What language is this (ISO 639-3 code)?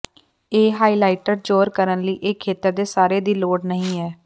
pan